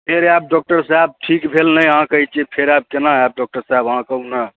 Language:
Maithili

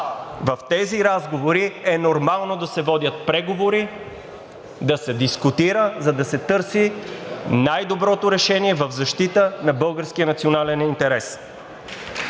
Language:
Bulgarian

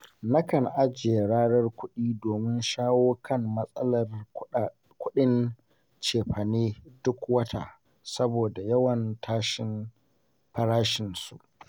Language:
Hausa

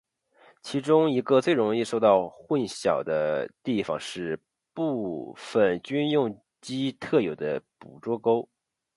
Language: Chinese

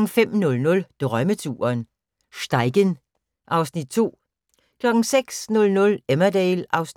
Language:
Danish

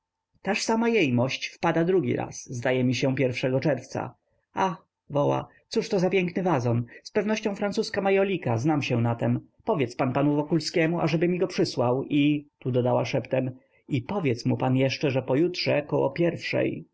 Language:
Polish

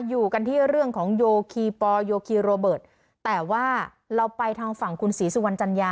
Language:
Thai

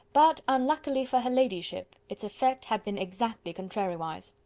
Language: English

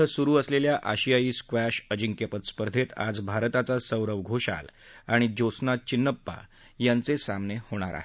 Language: Marathi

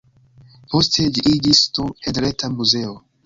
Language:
Esperanto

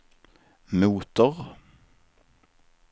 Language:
Swedish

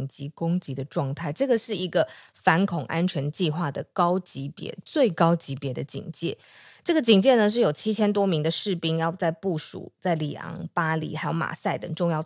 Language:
Chinese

